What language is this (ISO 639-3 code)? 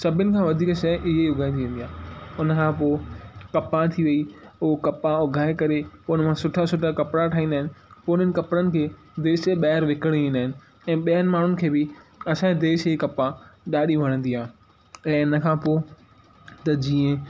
snd